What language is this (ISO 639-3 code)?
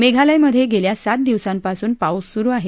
mar